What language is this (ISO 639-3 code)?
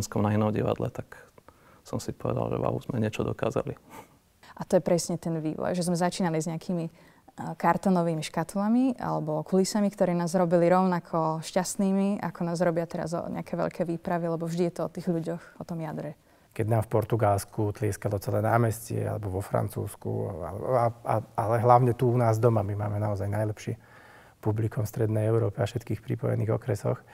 slk